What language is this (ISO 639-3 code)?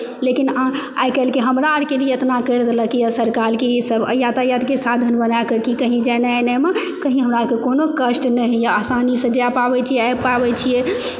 mai